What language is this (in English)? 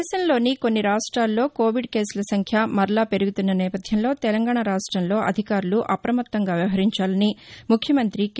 Telugu